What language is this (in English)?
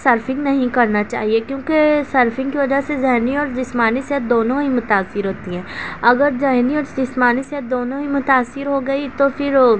Urdu